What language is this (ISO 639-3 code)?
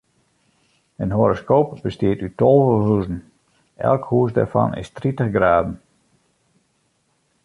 fry